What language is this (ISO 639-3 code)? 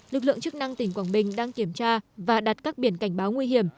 vie